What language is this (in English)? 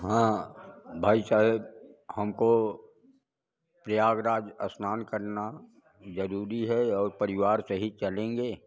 Hindi